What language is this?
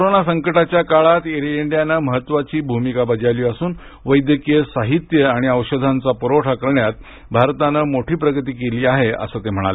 Marathi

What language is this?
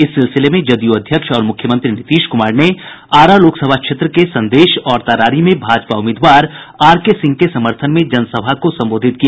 Hindi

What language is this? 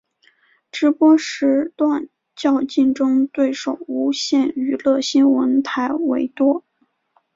Chinese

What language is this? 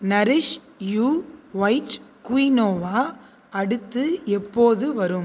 Tamil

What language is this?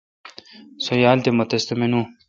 Kalkoti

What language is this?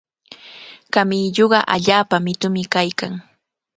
Cajatambo North Lima Quechua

